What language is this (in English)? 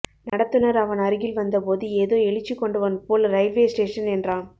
Tamil